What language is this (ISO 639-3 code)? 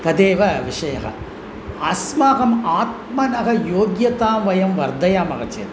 san